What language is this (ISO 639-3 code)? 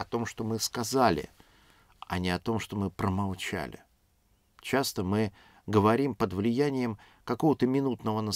rus